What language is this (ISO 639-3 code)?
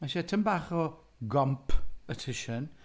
cym